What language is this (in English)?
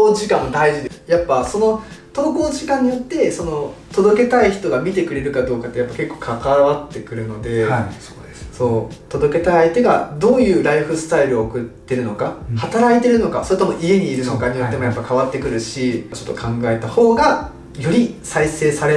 Japanese